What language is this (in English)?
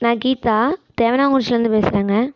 Tamil